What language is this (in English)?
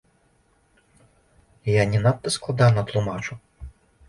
Belarusian